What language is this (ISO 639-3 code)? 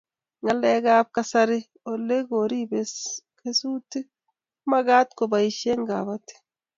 kln